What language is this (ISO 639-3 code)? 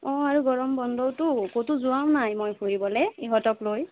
asm